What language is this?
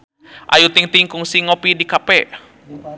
Sundanese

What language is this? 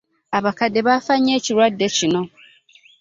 Ganda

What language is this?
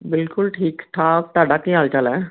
Punjabi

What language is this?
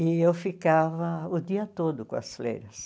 Portuguese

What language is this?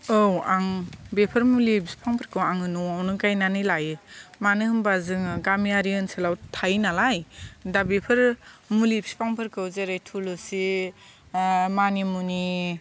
Bodo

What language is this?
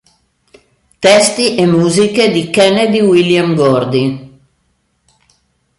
Italian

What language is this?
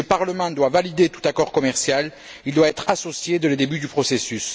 French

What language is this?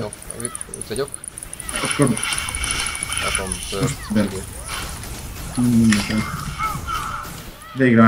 Hungarian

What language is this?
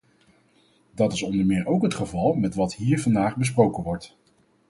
Dutch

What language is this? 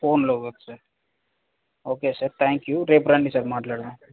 Telugu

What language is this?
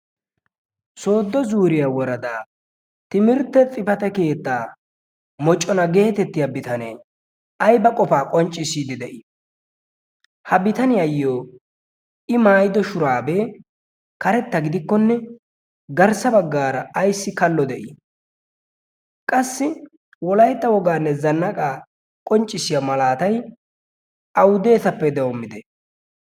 Wolaytta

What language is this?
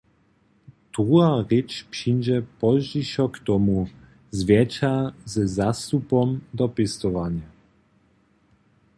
Upper Sorbian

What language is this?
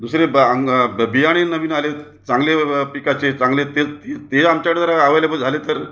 Marathi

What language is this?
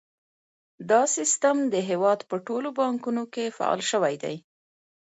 Pashto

